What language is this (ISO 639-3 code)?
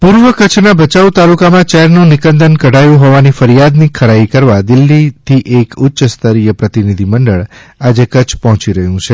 guj